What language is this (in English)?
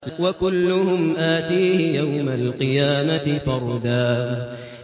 Arabic